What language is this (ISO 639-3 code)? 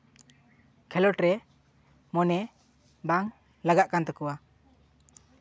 sat